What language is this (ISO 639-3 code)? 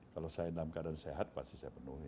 ind